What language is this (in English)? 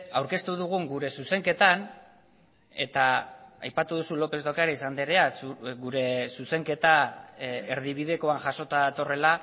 Basque